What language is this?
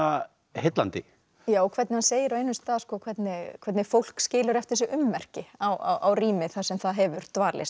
Icelandic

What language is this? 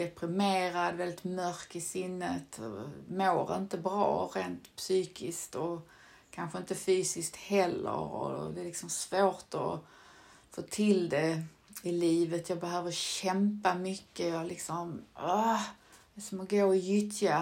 Swedish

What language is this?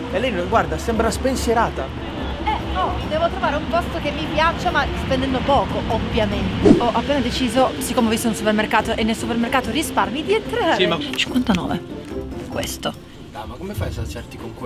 Italian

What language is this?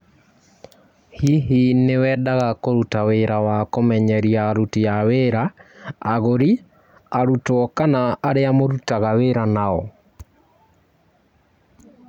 Kikuyu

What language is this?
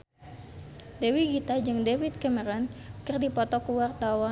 Sundanese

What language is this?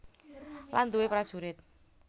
Javanese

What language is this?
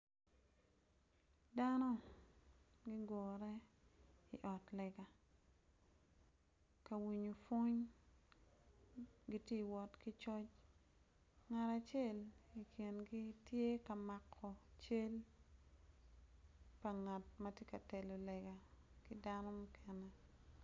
Acoli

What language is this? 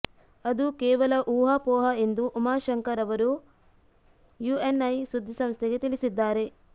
Kannada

